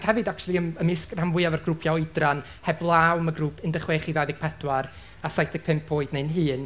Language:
Welsh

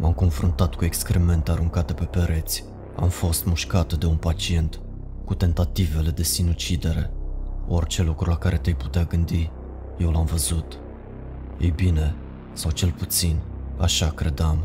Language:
Romanian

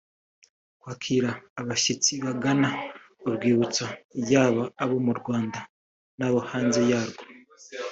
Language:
Kinyarwanda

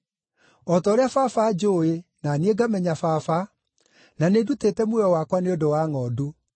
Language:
Kikuyu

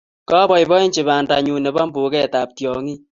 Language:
Kalenjin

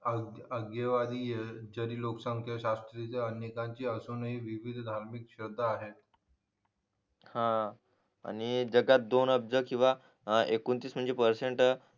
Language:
Marathi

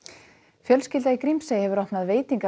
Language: Icelandic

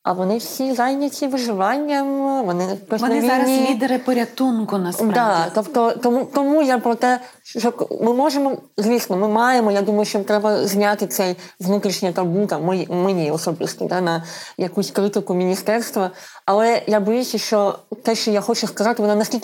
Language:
Ukrainian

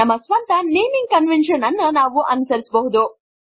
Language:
Kannada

